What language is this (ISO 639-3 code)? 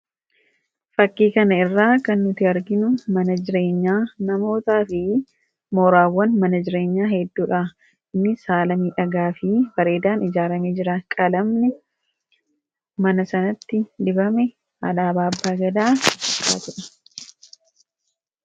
orm